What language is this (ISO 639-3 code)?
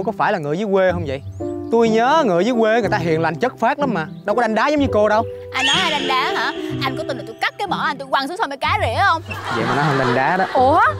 vie